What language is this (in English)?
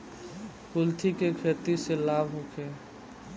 Bhojpuri